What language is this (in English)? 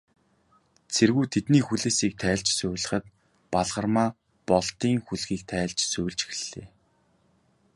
Mongolian